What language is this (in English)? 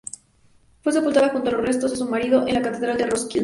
Spanish